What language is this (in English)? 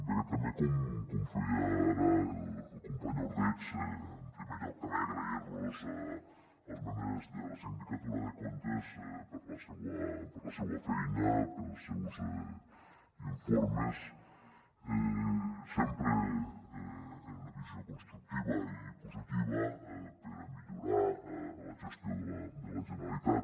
Catalan